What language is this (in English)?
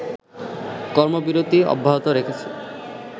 Bangla